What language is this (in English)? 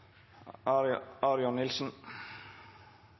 Norwegian Nynorsk